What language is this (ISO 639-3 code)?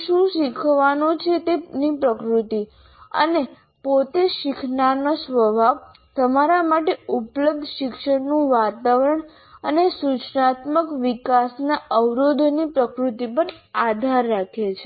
guj